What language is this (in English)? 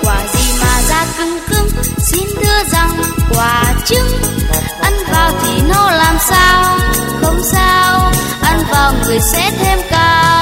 Vietnamese